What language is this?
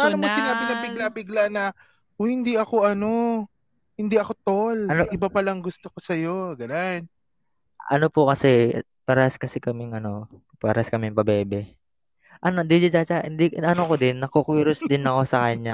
Filipino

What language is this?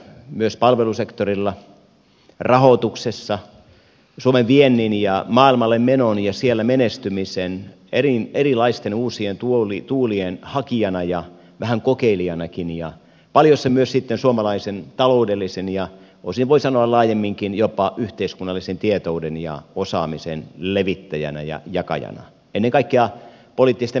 Finnish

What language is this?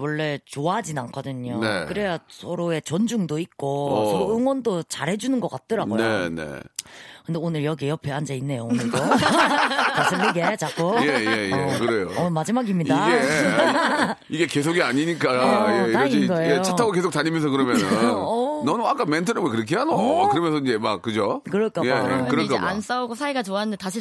Korean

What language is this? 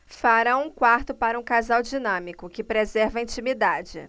Portuguese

